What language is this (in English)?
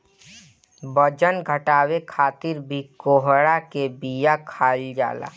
Bhojpuri